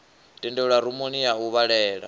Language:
Venda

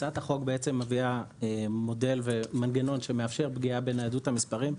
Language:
Hebrew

